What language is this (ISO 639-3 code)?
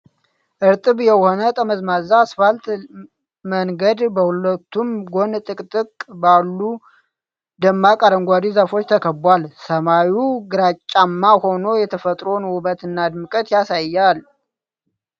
amh